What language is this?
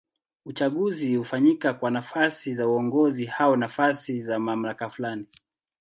Swahili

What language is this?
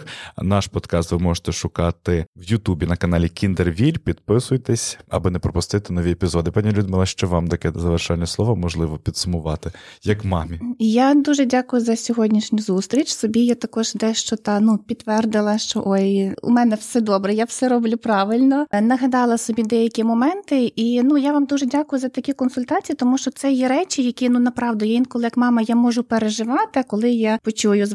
Ukrainian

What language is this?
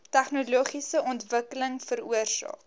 Afrikaans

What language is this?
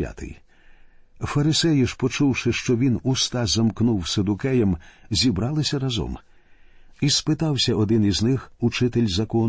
Ukrainian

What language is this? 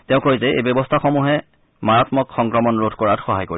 Assamese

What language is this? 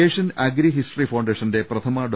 Malayalam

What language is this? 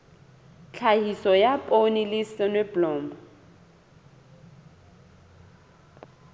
Southern Sotho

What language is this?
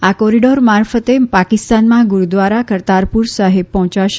Gujarati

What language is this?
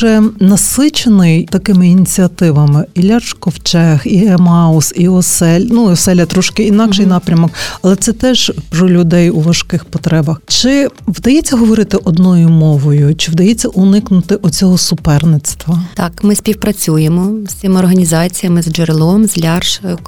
Ukrainian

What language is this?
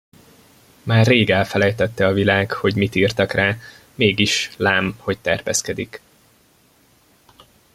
Hungarian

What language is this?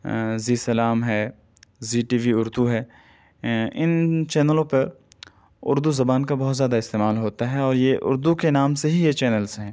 Urdu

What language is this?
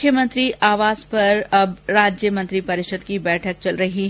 Hindi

